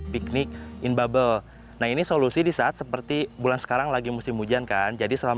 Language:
Indonesian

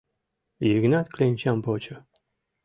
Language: Mari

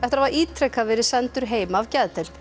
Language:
Icelandic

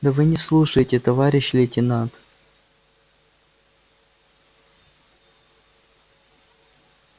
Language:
Russian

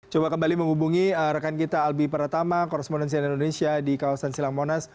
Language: Indonesian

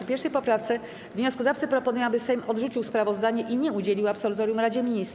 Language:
Polish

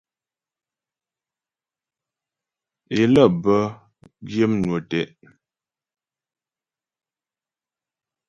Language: Ghomala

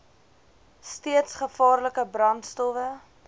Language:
Afrikaans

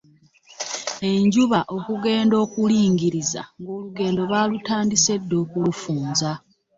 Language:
Ganda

